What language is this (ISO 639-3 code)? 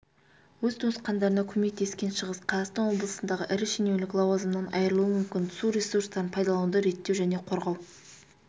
kaz